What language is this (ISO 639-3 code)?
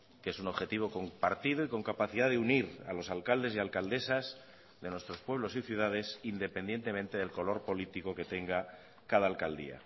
spa